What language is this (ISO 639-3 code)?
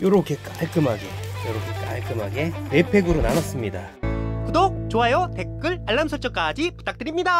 kor